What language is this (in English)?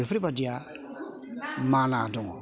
Bodo